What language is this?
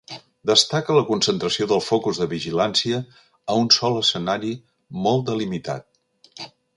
Catalan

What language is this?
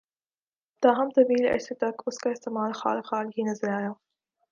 Urdu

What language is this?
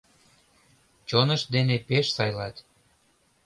Mari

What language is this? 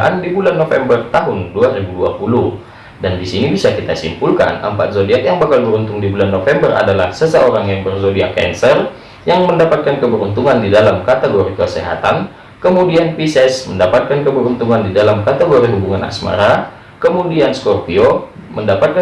Indonesian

